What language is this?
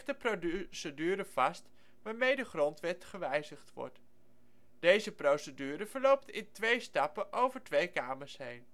Dutch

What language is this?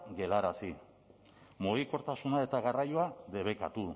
Basque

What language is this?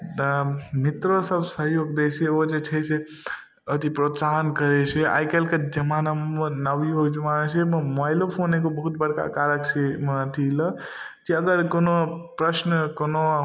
Maithili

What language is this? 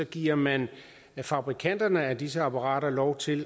Danish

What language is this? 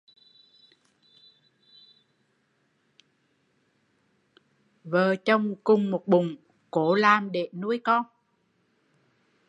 Vietnamese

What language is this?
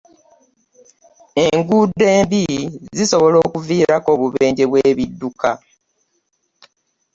Ganda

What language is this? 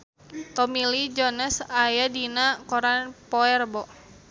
Sundanese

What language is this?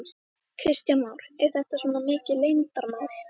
Icelandic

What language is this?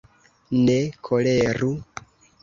Esperanto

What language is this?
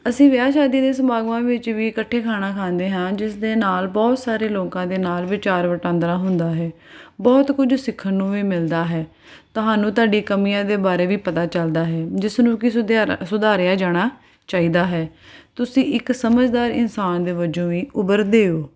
Punjabi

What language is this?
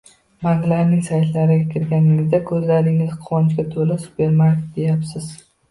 Uzbek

